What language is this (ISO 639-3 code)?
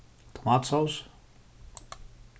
fao